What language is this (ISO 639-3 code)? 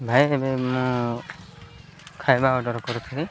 ori